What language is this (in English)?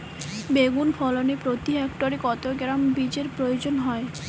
Bangla